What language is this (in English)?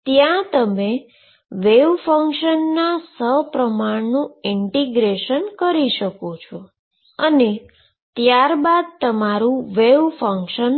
Gujarati